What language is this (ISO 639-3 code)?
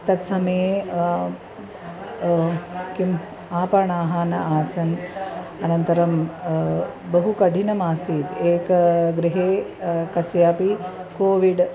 san